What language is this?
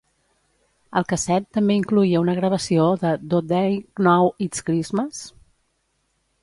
Catalan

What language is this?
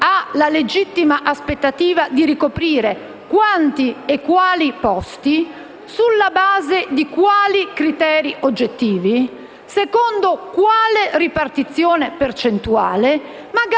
Italian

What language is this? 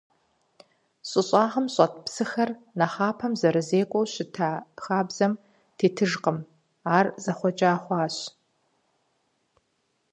Kabardian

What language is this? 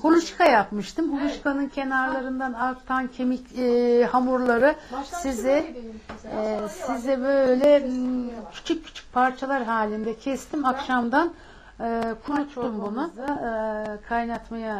Turkish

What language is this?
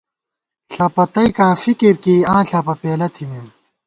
Gawar-Bati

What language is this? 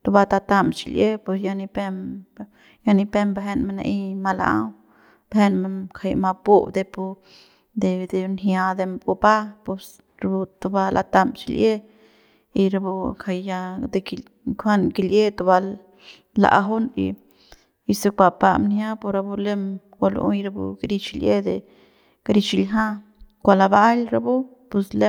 Central Pame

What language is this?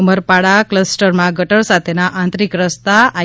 Gujarati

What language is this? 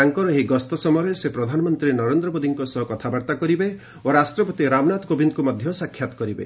Odia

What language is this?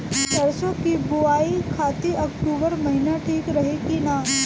Bhojpuri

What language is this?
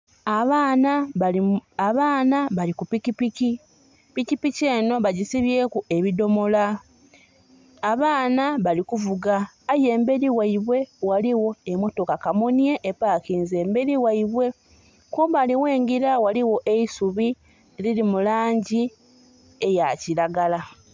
Soga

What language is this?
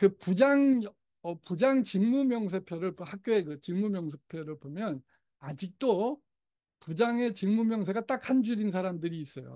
Korean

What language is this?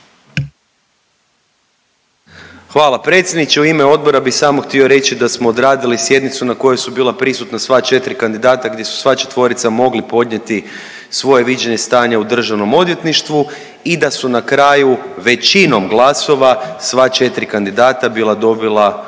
Croatian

